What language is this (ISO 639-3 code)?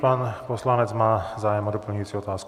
ces